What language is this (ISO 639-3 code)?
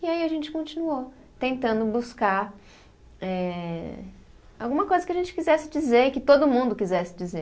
por